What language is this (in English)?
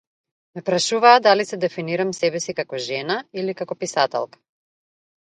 Macedonian